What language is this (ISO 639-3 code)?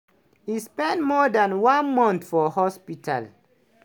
pcm